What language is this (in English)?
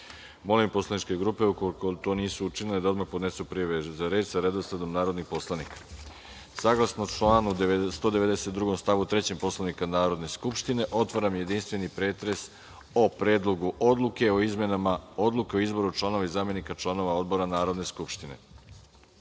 Serbian